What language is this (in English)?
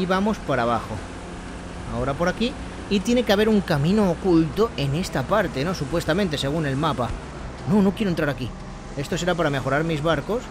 Spanish